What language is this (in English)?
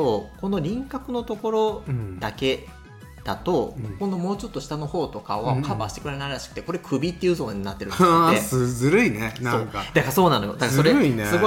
Japanese